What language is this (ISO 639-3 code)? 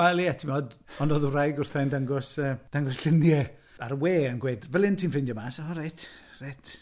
cym